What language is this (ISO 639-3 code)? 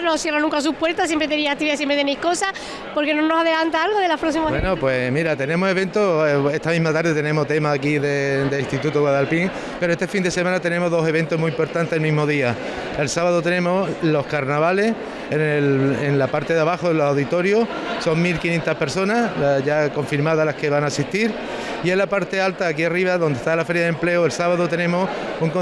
spa